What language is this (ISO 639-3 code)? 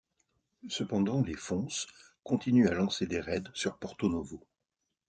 fra